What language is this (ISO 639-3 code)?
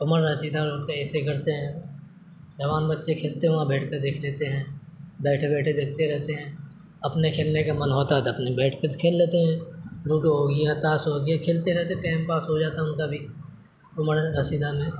urd